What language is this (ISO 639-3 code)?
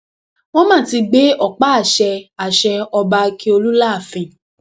yor